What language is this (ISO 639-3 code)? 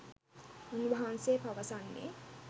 sin